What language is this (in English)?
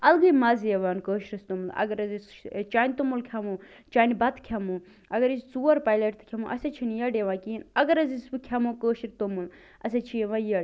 Kashmiri